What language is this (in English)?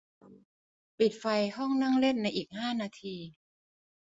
Thai